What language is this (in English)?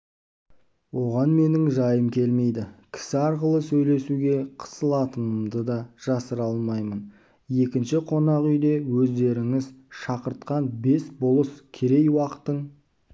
Kazakh